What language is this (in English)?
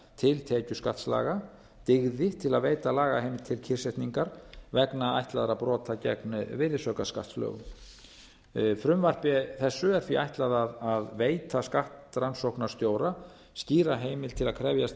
Icelandic